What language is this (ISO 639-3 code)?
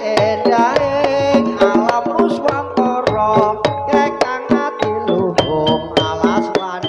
ind